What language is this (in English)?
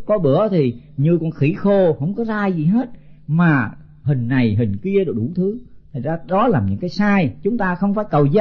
Vietnamese